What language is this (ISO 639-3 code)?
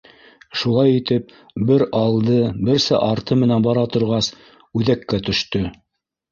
bak